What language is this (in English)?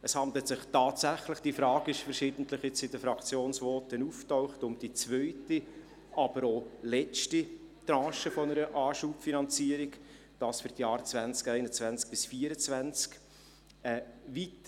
Swiss German